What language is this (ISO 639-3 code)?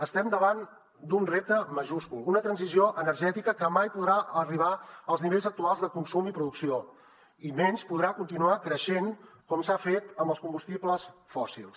cat